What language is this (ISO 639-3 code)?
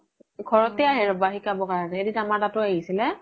asm